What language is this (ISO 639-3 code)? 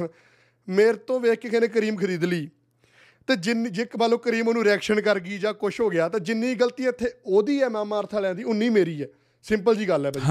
pan